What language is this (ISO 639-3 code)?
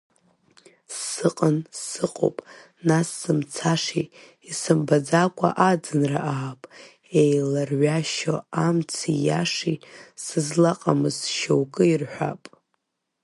abk